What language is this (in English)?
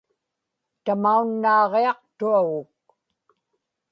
Inupiaq